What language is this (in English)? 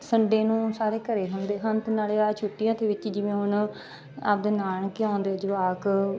Punjabi